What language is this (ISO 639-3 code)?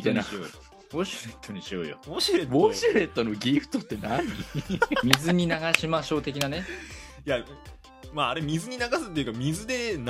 jpn